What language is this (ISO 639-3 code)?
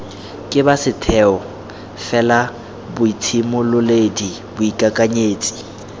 tsn